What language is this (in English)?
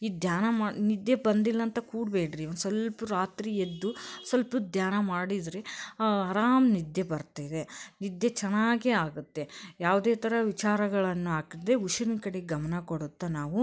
Kannada